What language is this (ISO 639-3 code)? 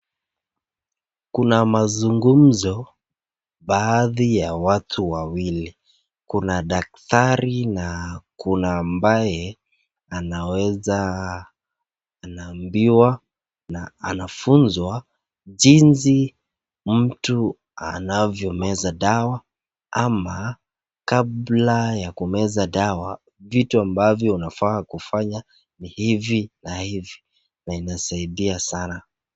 swa